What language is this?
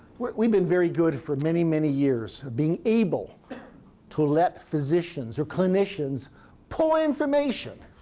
English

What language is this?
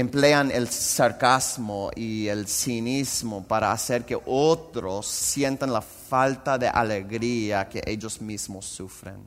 Spanish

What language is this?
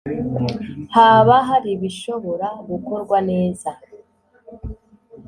Kinyarwanda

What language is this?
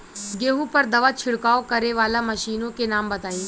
Bhojpuri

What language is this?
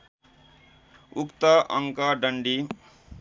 Nepali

